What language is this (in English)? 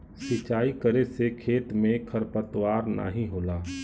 Bhojpuri